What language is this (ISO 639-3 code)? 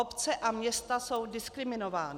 ces